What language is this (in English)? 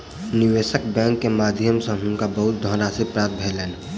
Maithili